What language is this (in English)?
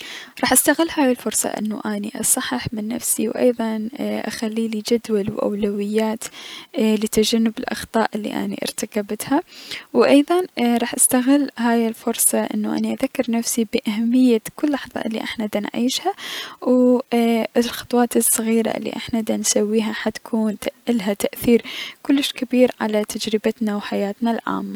Mesopotamian Arabic